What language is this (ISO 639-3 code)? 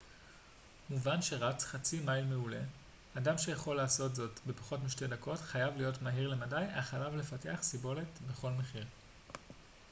heb